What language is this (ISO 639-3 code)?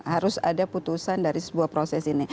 ind